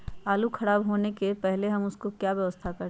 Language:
Magahi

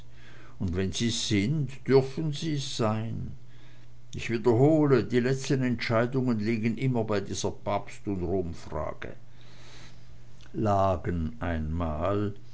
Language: German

